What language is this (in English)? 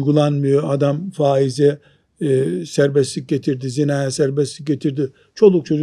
Turkish